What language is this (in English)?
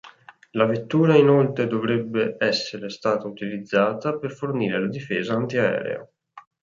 Italian